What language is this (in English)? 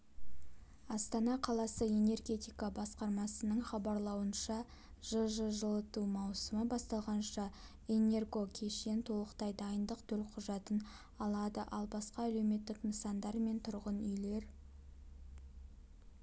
Kazakh